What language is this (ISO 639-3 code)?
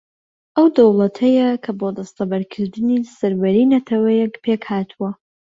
ckb